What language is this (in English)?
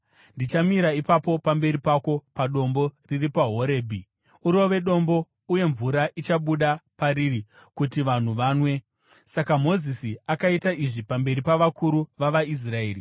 Shona